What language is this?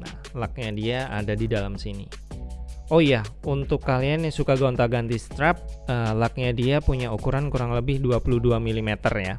Indonesian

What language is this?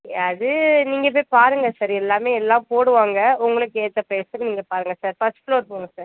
Tamil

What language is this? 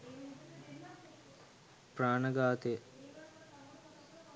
Sinhala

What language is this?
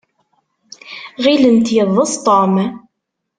Kabyle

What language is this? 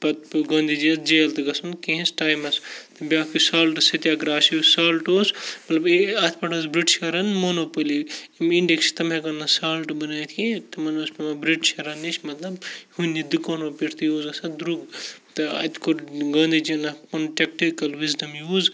Kashmiri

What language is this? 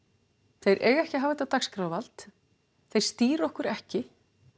Icelandic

